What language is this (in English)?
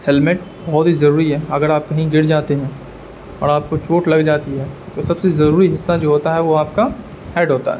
Urdu